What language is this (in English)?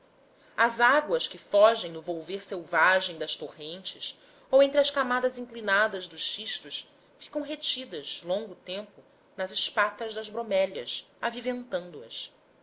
Portuguese